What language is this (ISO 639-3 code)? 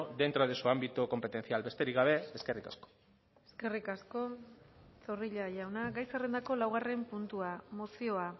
eus